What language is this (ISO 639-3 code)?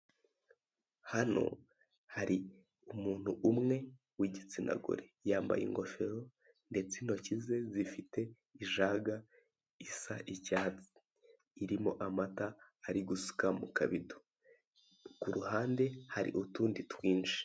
kin